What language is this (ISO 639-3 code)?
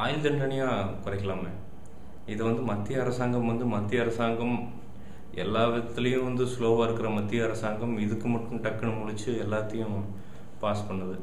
ron